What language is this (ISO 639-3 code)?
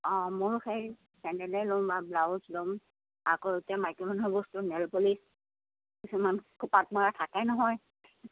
asm